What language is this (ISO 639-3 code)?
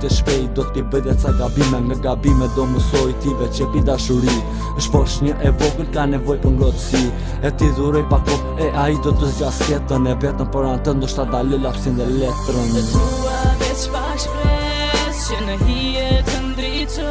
bul